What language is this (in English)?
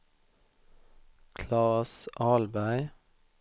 Swedish